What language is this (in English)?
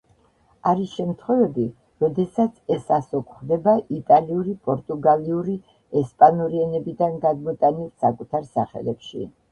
Georgian